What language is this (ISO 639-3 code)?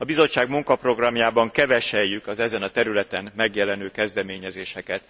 hun